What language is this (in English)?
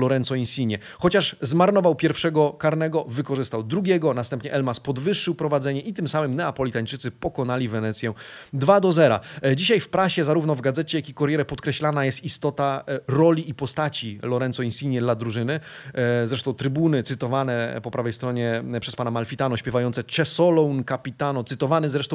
Polish